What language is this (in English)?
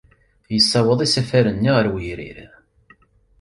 Kabyle